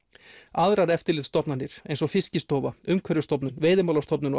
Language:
Icelandic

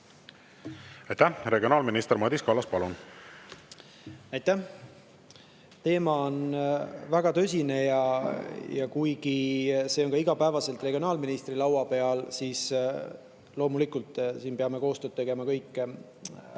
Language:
Estonian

